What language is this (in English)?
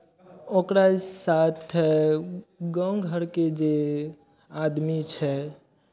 Maithili